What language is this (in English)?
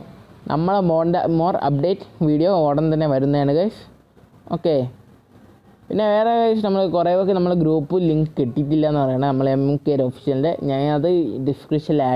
Turkish